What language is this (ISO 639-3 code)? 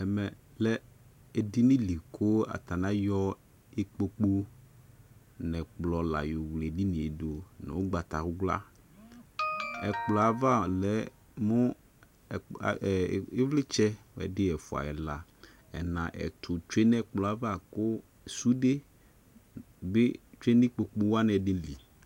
kpo